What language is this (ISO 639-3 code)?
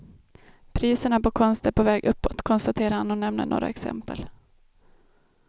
swe